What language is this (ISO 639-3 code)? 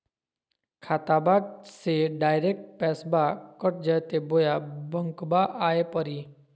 mag